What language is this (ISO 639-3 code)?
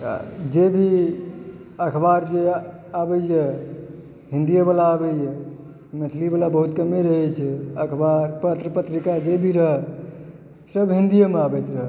mai